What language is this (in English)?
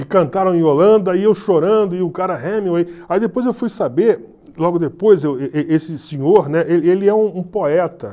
Portuguese